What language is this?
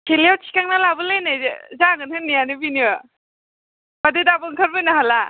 Bodo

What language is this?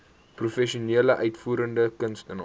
Afrikaans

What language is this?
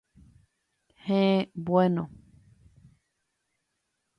Guarani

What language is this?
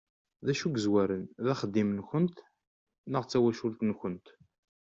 Kabyle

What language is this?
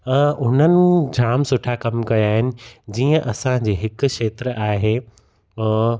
Sindhi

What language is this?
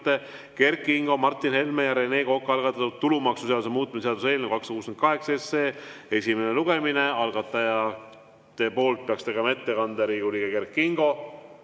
Estonian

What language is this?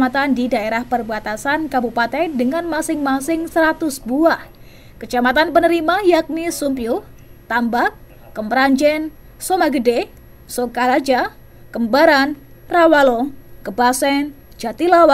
Indonesian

